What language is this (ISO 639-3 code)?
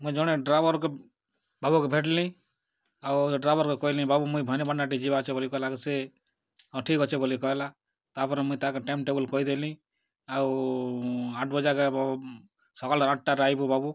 ori